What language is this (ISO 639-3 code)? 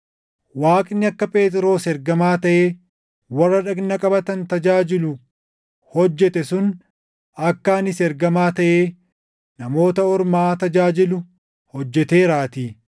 orm